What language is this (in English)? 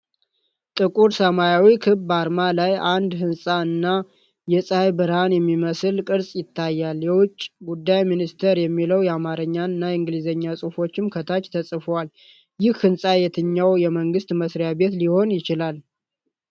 Amharic